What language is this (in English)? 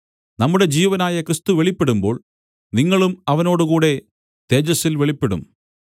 Malayalam